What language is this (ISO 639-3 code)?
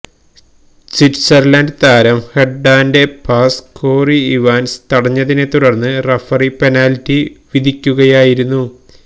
mal